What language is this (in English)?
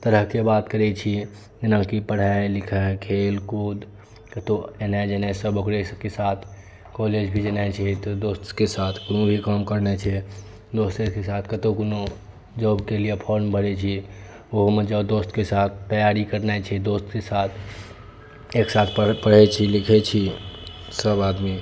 Maithili